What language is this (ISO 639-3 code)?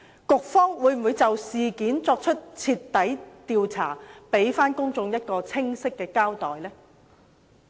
yue